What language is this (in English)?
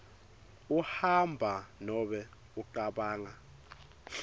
Swati